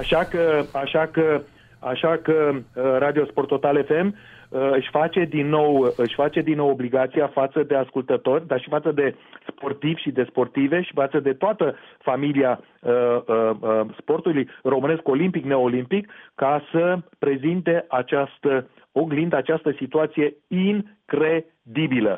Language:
Romanian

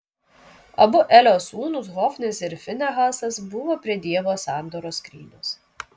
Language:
Lithuanian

